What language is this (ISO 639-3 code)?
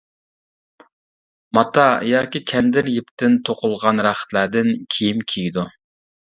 uig